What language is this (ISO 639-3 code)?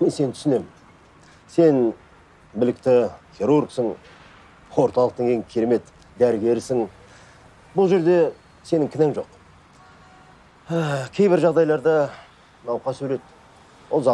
tur